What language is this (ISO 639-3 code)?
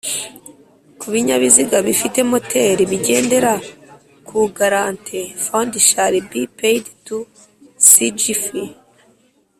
kin